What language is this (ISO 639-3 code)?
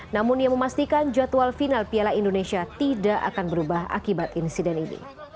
ind